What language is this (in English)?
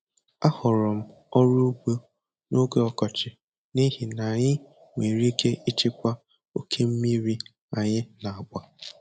Igbo